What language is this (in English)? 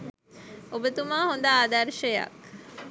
Sinhala